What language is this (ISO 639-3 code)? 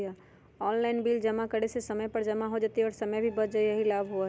mag